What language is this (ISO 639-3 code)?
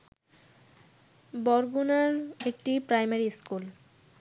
ben